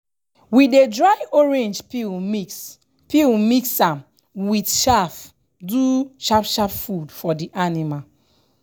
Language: Nigerian Pidgin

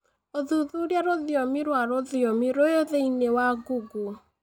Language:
Kikuyu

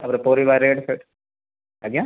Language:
Odia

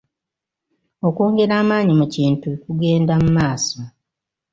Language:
Ganda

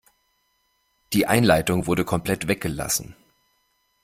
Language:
German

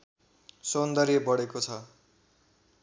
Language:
Nepali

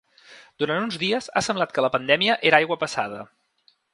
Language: Catalan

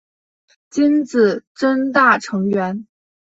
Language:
Chinese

